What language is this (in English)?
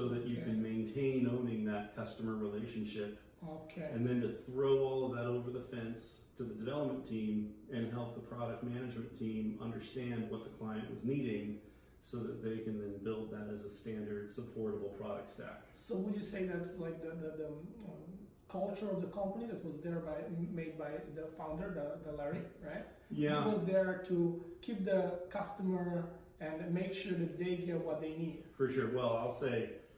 English